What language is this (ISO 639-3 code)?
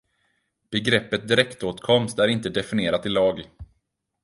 swe